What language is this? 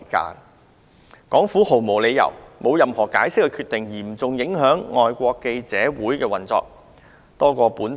Cantonese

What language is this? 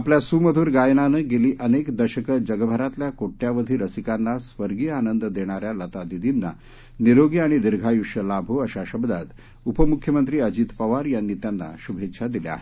Marathi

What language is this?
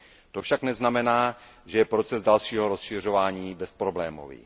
Czech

